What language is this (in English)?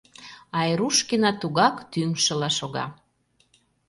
Mari